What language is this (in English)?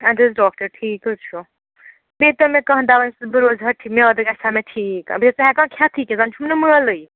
Kashmiri